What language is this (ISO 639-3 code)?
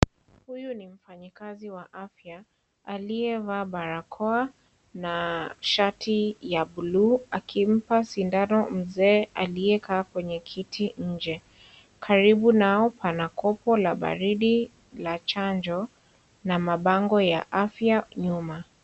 swa